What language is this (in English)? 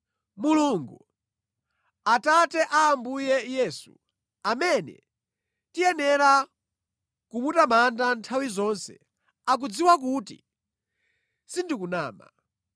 Nyanja